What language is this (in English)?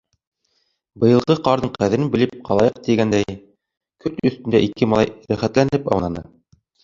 Bashkir